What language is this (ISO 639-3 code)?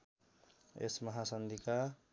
nep